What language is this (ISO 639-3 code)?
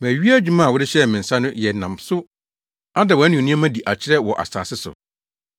aka